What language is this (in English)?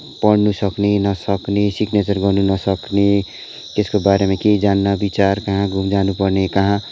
Nepali